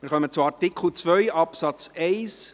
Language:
Swiss German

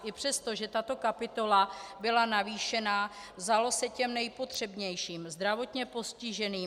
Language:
Czech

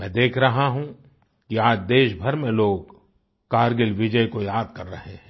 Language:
Hindi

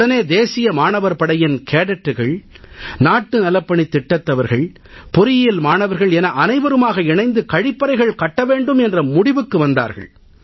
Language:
Tamil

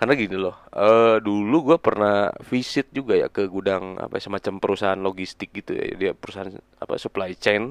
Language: Indonesian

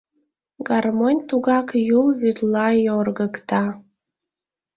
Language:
Mari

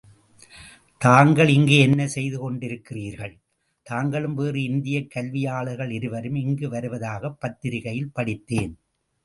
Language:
Tamil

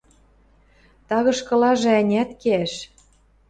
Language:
Western Mari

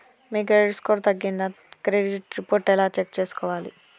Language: Telugu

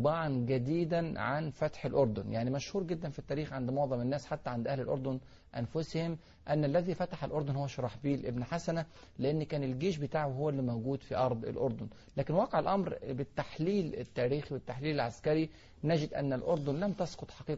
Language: Arabic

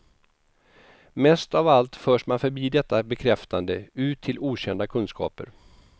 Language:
Swedish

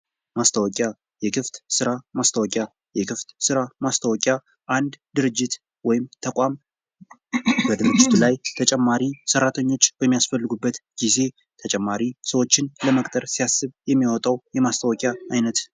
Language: Amharic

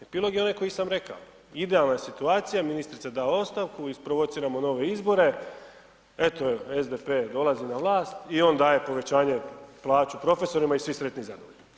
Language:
Croatian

